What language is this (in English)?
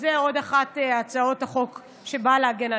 Hebrew